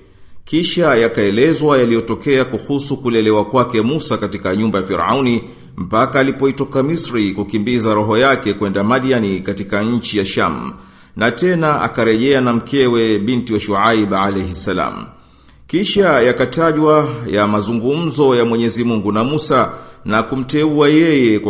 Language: Swahili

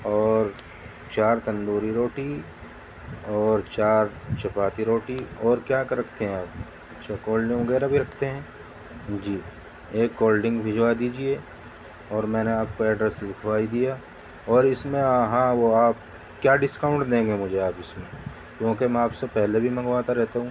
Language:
Urdu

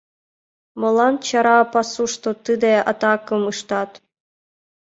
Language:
Mari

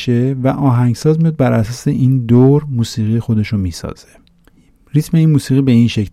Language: Persian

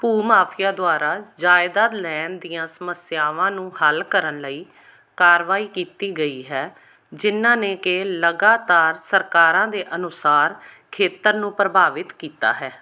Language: Punjabi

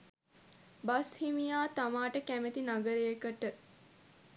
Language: Sinhala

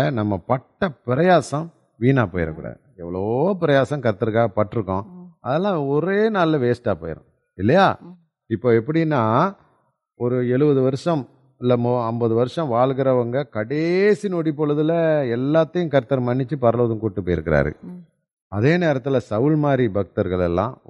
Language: Tamil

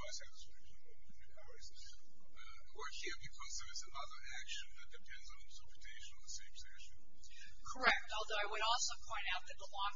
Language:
English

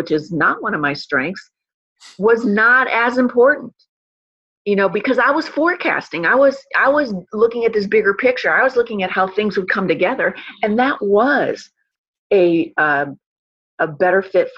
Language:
English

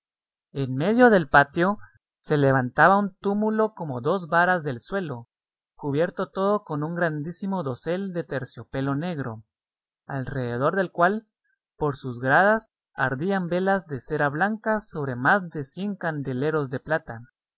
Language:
Spanish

